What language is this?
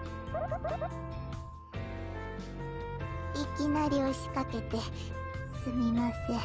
Japanese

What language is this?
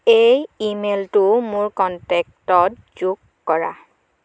Assamese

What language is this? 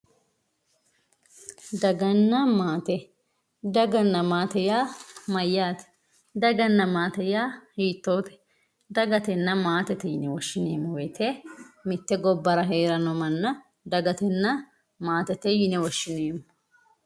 Sidamo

